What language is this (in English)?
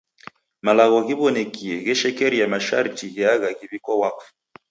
Taita